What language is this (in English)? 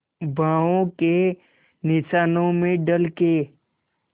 Hindi